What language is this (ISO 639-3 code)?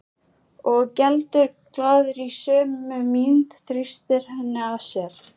isl